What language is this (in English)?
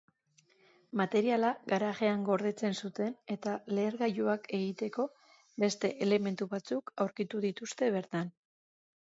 Basque